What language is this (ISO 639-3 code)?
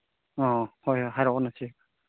mni